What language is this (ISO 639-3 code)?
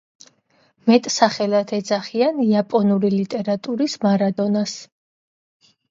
kat